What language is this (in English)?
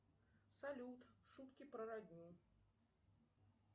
Russian